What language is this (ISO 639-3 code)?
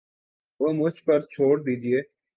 urd